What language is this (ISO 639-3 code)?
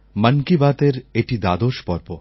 ben